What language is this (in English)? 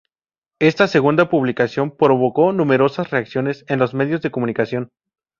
Spanish